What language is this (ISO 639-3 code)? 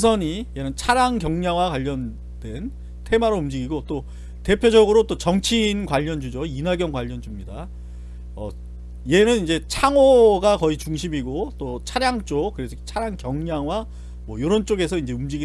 kor